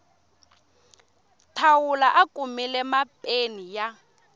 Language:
Tsonga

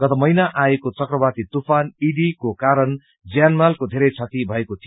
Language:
Nepali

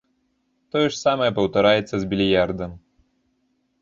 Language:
Belarusian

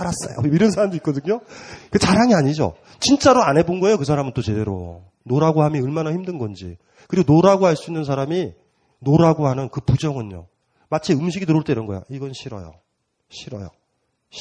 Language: Korean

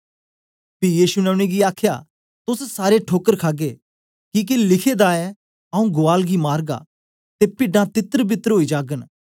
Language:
Dogri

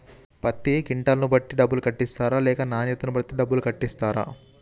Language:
Telugu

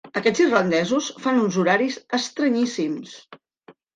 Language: Catalan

